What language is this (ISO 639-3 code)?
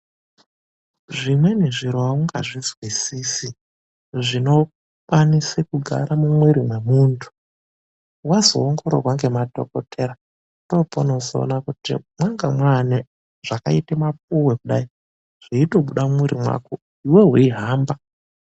ndc